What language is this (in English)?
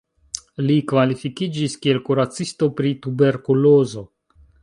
Esperanto